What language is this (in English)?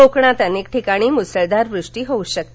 Marathi